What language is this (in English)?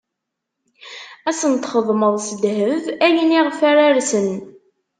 Kabyle